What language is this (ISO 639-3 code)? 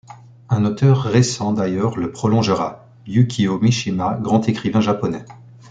fra